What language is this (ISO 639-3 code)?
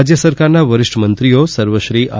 guj